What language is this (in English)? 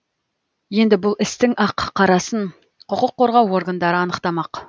Kazakh